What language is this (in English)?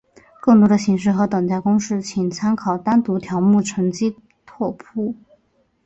Chinese